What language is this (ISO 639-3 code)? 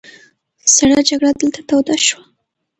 pus